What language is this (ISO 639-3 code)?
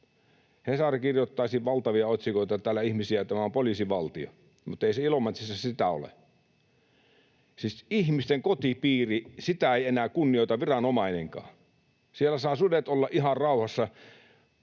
fin